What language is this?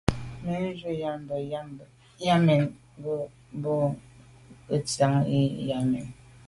Medumba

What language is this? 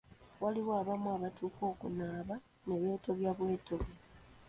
Ganda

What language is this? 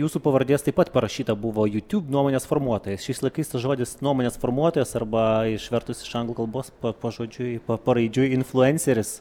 Lithuanian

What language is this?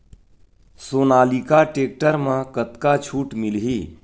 Chhattisgarhi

